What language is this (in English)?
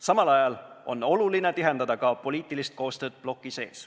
Estonian